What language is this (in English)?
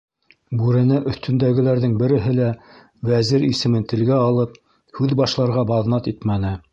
Bashkir